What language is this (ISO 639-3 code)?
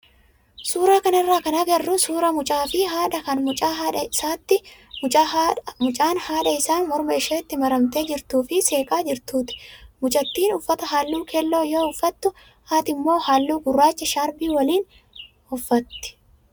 orm